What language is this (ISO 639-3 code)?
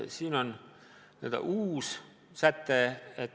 est